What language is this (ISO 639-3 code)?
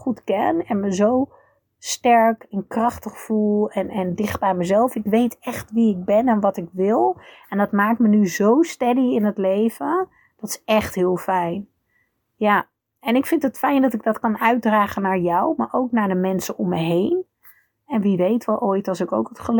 nld